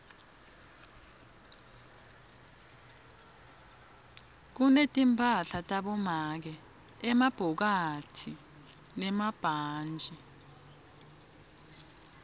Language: Swati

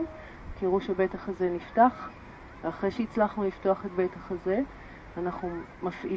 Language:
Hebrew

